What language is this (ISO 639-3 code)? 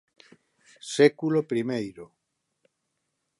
glg